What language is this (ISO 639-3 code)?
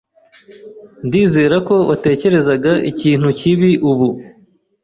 kin